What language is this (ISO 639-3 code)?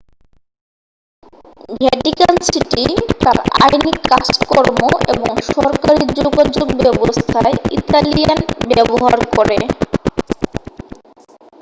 ben